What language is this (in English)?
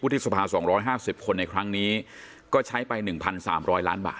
Thai